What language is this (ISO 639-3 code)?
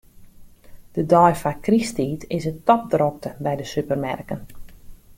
fry